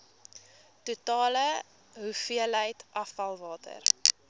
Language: Afrikaans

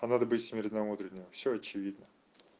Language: Russian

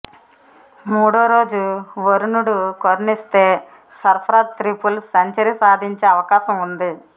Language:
Telugu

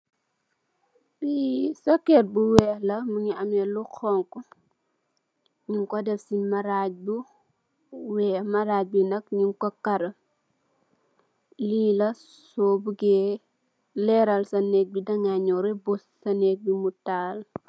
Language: Wolof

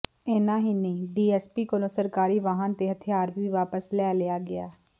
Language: Punjabi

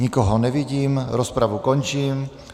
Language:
Czech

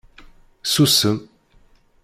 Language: Kabyle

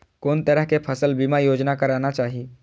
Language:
Maithili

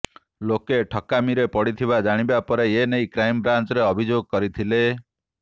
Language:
Odia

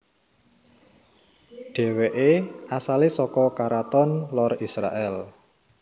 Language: Javanese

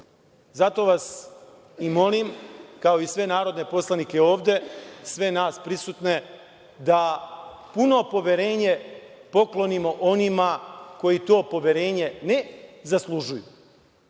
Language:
Serbian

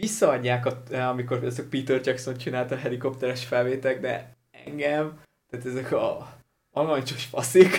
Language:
Hungarian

